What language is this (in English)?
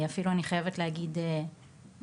Hebrew